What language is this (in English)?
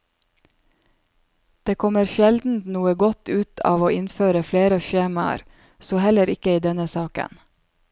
Norwegian